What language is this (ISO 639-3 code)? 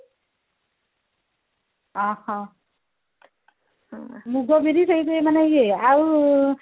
ori